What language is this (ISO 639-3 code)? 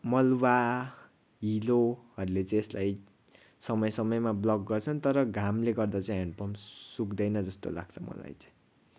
nep